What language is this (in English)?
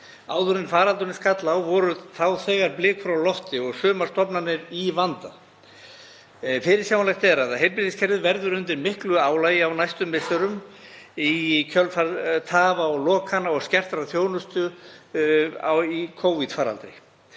Icelandic